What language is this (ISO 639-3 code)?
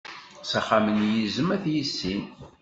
kab